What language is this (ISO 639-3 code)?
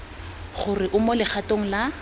tsn